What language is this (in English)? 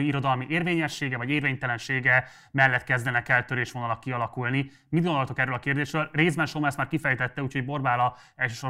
Hungarian